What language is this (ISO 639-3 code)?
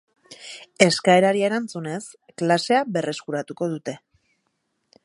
eus